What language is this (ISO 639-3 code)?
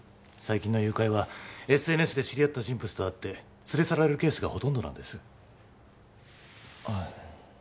jpn